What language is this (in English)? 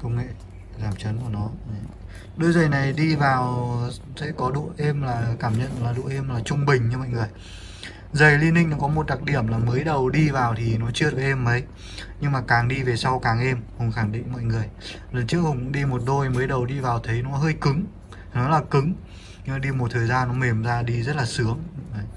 Vietnamese